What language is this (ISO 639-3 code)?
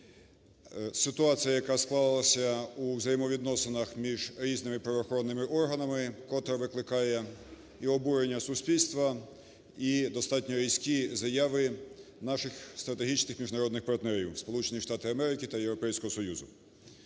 ukr